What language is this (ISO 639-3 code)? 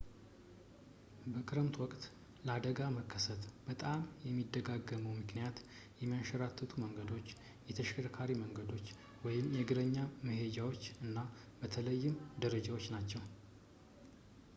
amh